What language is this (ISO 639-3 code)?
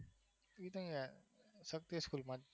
guj